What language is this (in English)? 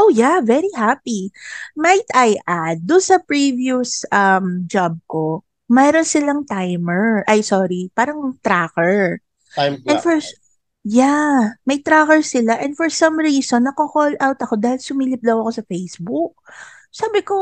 Filipino